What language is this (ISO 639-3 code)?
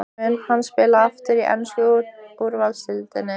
isl